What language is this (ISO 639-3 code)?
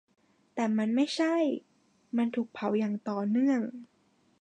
tha